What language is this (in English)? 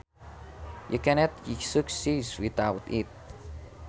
Sundanese